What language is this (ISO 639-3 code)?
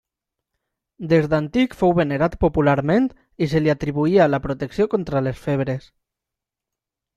cat